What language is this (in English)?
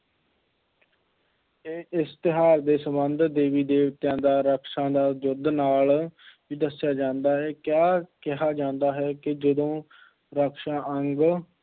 Punjabi